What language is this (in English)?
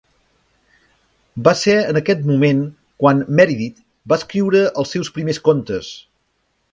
Catalan